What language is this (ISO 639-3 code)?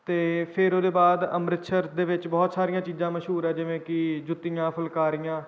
pan